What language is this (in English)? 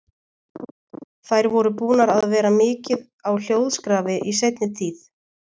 Icelandic